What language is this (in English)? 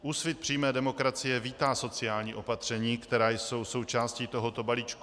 Czech